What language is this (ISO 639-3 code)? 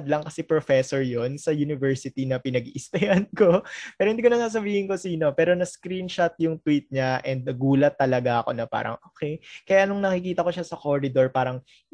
fil